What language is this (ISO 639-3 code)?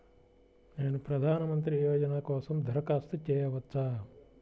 tel